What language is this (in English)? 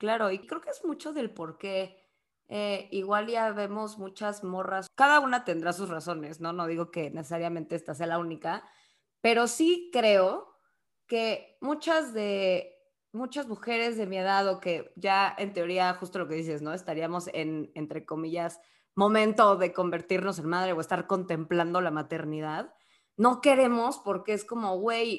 Spanish